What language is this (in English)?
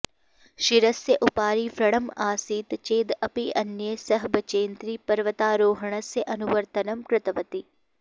Sanskrit